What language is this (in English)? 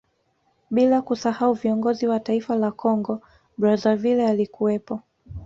Swahili